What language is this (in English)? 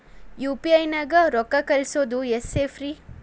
Kannada